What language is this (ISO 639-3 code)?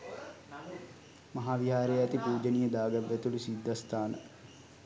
sin